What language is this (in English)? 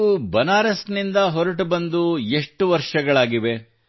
Kannada